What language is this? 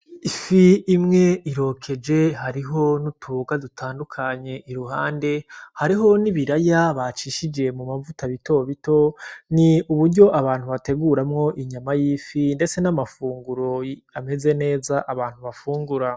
Rundi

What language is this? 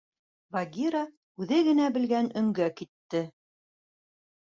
Bashkir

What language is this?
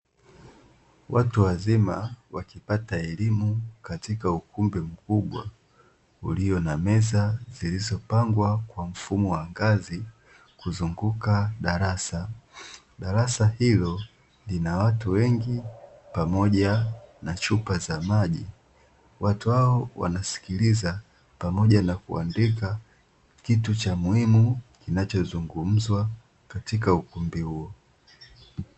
Swahili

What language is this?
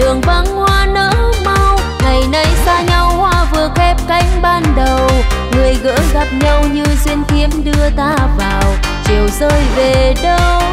Vietnamese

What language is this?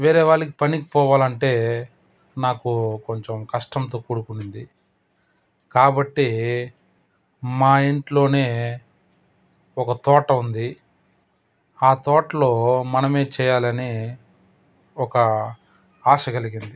Telugu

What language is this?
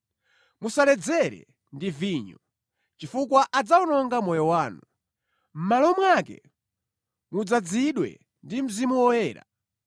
Nyanja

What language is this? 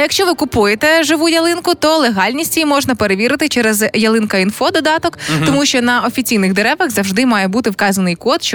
Ukrainian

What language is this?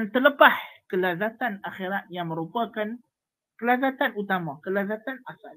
Malay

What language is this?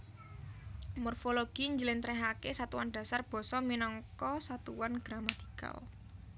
Javanese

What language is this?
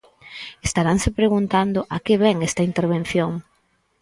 Galician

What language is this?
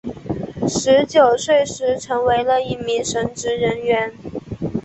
Chinese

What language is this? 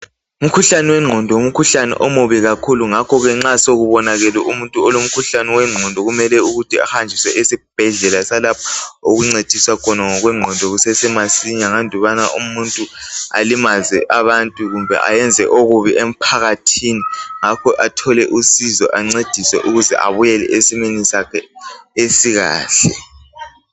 North Ndebele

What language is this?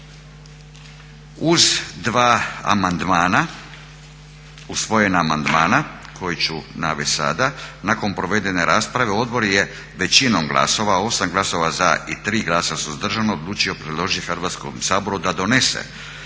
Croatian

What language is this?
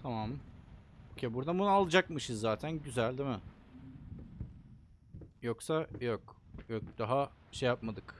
Turkish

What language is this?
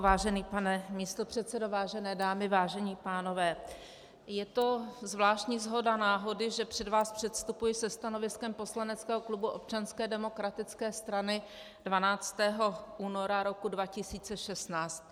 Czech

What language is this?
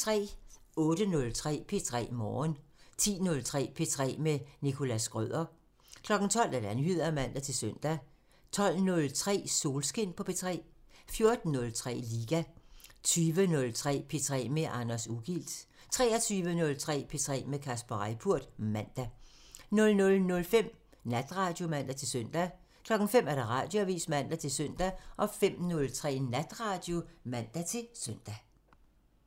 Danish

